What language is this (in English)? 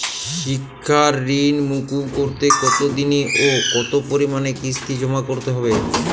Bangla